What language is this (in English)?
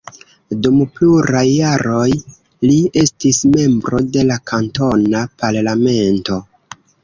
Esperanto